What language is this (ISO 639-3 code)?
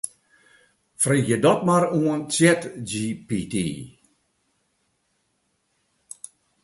fry